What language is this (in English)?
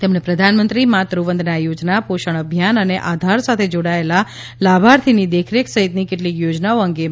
Gujarati